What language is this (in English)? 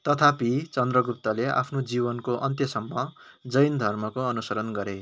Nepali